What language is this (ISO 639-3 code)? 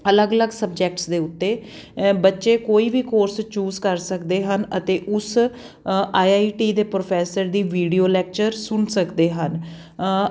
pan